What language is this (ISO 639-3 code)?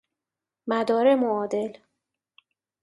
fas